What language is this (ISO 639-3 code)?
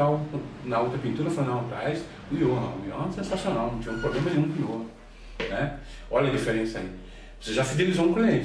por